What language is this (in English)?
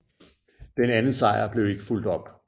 Danish